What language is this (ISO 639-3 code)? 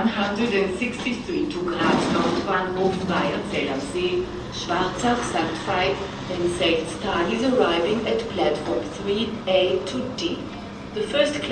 swe